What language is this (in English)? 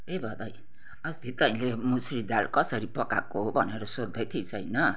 Nepali